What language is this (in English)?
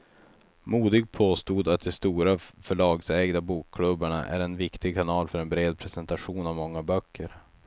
Swedish